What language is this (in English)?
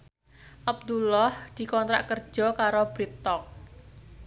Javanese